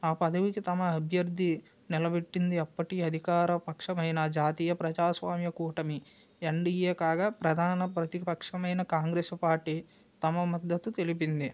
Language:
Telugu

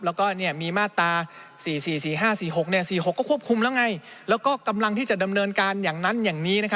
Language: Thai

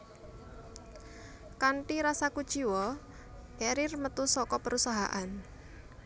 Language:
Javanese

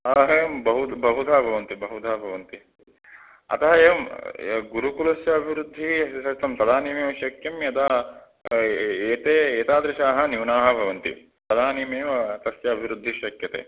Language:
Sanskrit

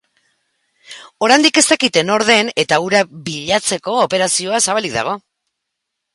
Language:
Basque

